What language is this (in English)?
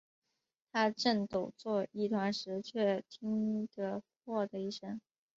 Chinese